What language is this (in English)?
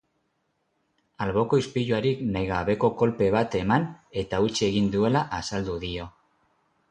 Basque